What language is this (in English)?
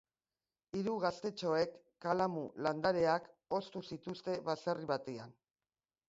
Basque